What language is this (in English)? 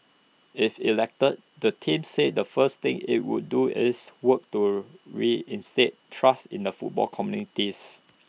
English